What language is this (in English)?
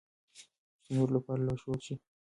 Pashto